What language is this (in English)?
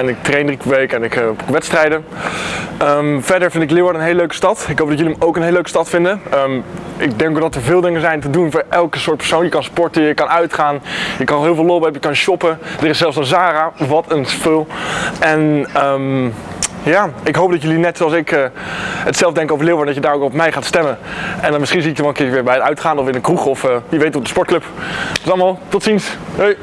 Dutch